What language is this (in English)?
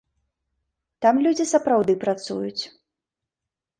Belarusian